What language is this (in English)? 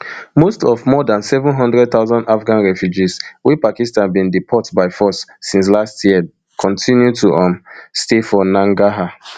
Nigerian Pidgin